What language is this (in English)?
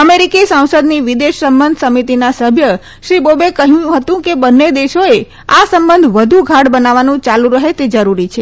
Gujarati